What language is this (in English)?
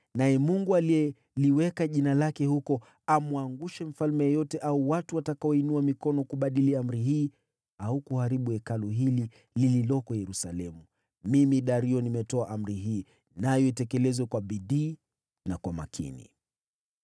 Swahili